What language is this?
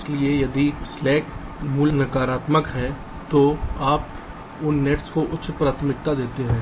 Hindi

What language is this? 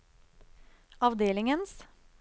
Norwegian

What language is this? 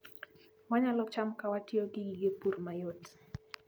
Luo (Kenya and Tanzania)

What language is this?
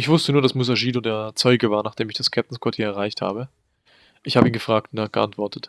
German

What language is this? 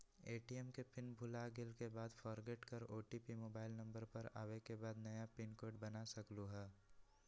Magahi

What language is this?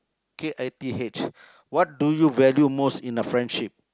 English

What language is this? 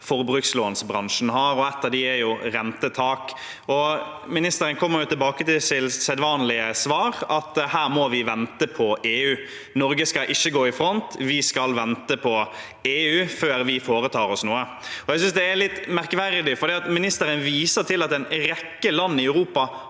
Norwegian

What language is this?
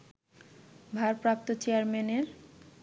Bangla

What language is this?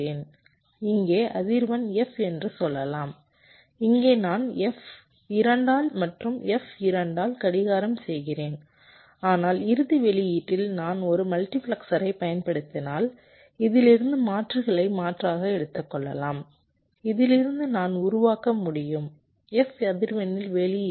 Tamil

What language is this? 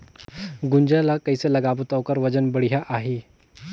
Chhattisgarhi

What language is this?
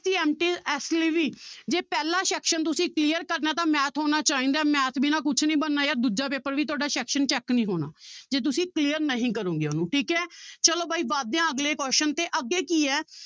Punjabi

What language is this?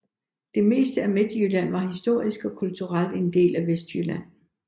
Danish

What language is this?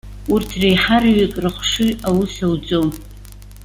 Abkhazian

